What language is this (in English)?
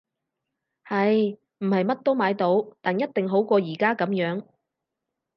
Cantonese